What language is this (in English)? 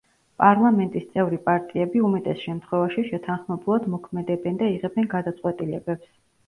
Georgian